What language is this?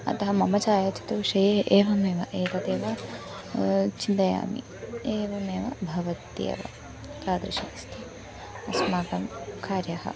Sanskrit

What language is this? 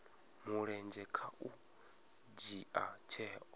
Venda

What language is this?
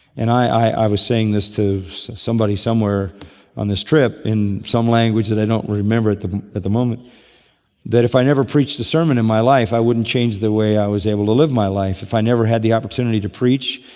English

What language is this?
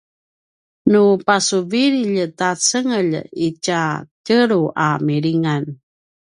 Paiwan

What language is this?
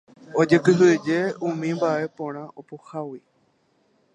Guarani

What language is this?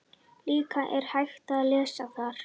Icelandic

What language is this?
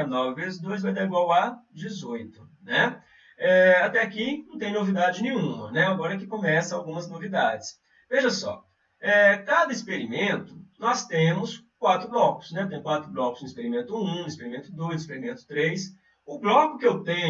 Portuguese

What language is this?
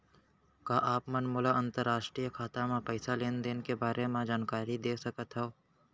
Chhattisgarhi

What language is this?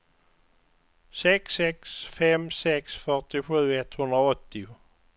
Swedish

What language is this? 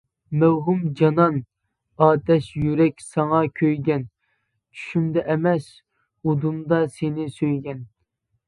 Uyghur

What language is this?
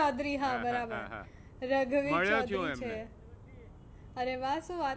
Gujarati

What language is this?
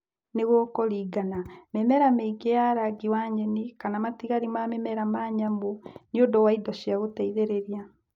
Kikuyu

